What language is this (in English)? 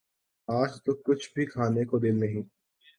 Urdu